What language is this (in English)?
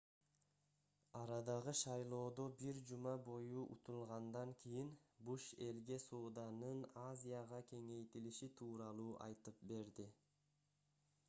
Kyrgyz